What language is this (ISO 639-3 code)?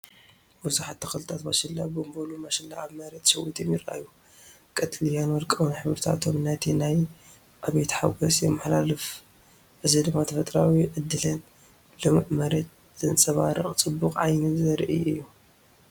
tir